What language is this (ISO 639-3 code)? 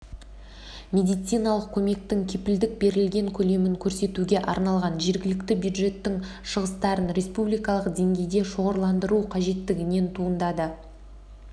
kaz